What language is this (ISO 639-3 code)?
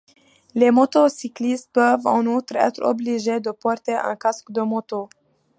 fra